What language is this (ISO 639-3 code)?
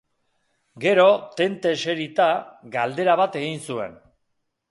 eus